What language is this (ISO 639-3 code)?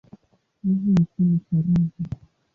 swa